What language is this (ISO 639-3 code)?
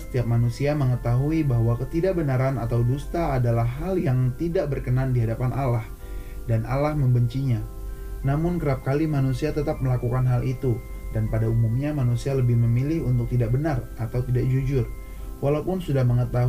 ind